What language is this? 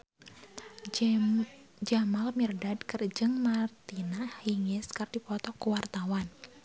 Sundanese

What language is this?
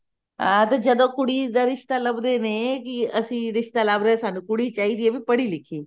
Punjabi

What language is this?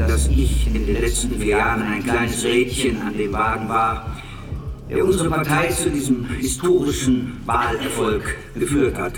German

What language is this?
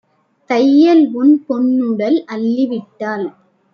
Tamil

